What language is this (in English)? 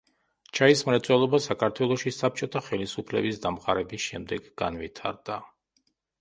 Georgian